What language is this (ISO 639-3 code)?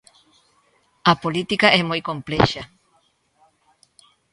glg